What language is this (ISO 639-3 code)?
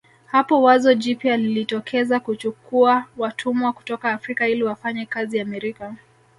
swa